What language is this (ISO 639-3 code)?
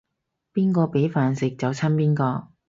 yue